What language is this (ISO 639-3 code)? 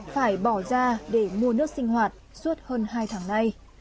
vie